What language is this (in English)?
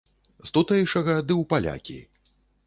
Belarusian